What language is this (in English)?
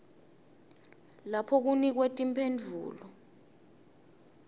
Swati